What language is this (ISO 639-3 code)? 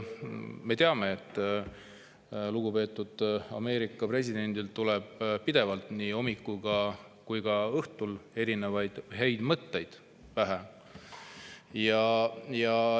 est